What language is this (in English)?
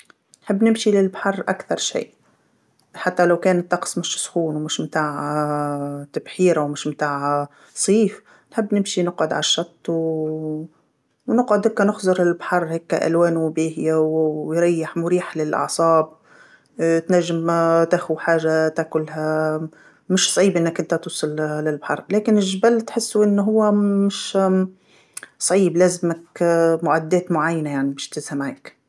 Tunisian Arabic